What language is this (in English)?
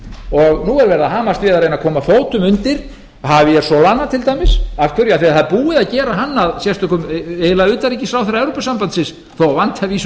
Icelandic